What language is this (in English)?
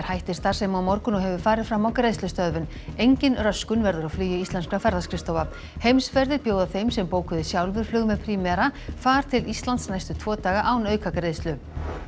Icelandic